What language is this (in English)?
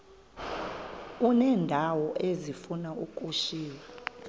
Xhosa